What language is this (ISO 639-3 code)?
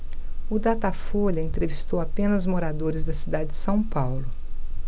por